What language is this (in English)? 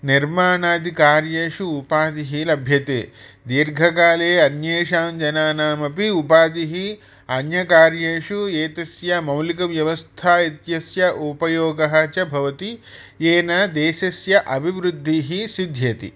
Sanskrit